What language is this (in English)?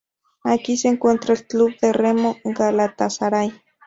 Spanish